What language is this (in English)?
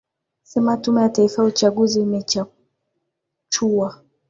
Swahili